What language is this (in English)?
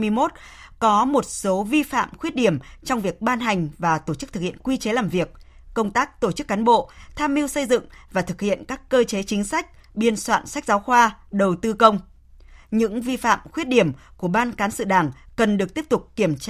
Vietnamese